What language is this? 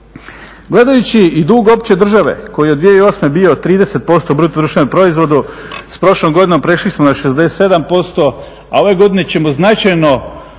Croatian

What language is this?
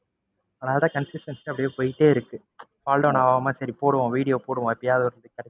Tamil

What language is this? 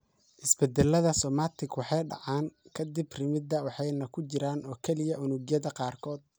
Somali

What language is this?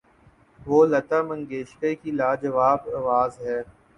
Urdu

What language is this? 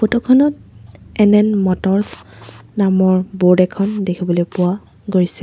Assamese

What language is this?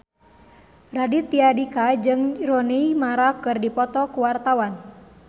Sundanese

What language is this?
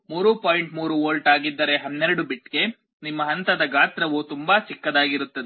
Kannada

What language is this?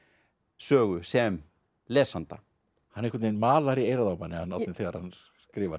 Icelandic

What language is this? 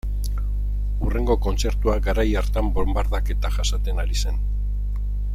Basque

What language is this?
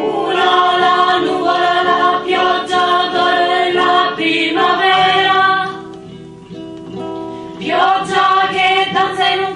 Ukrainian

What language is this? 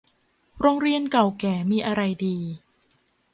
Thai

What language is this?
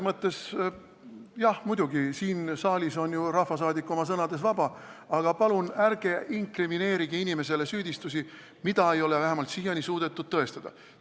Estonian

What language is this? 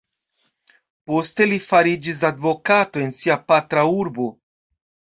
Esperanto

